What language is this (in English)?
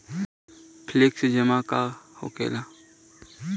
Bhojpuri